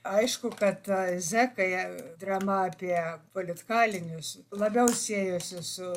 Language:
Lithuanian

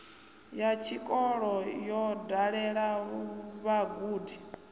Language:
Venda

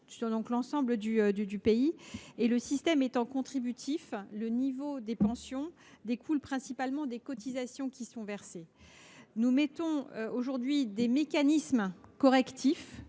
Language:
French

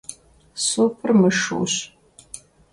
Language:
Kabardian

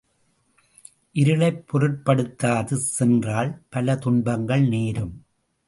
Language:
Tamil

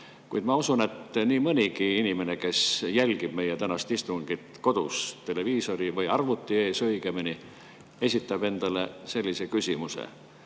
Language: Estonian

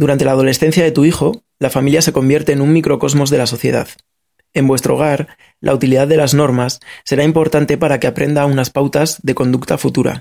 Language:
Spanish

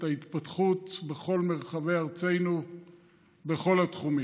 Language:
Hebrew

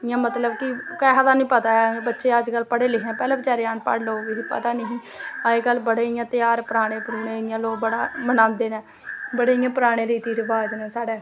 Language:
Dogri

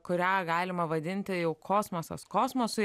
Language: Lithuanian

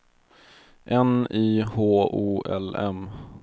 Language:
Swedish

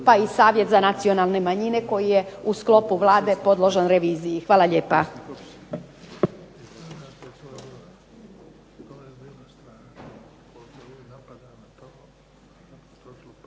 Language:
Croatian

